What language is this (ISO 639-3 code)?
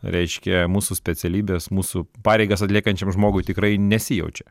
lit